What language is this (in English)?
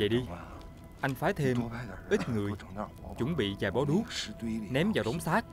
Vietnamese